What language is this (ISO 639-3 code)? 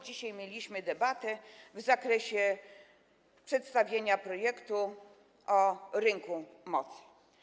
pol